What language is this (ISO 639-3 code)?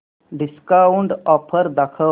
mar